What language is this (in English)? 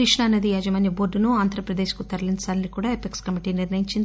Telugu